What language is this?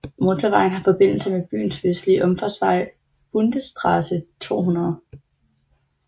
Danish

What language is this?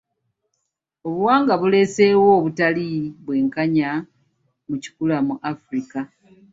Ganda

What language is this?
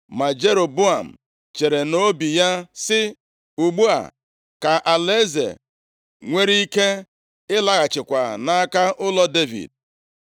Igbo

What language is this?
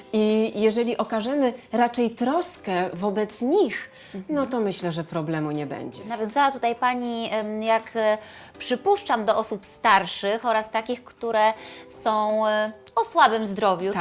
Polish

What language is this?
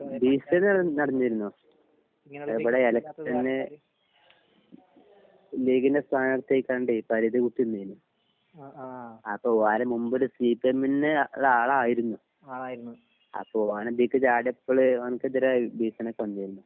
Malayalam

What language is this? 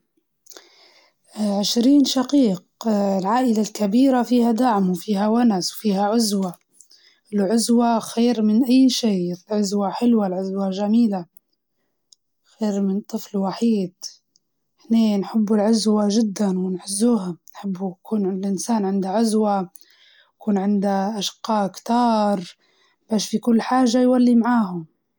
Libyan Arabic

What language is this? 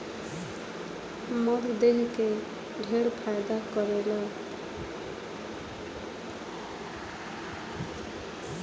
Bhojpuri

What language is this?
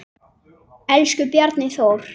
Icelandic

